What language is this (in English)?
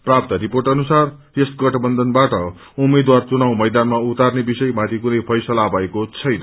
Nepali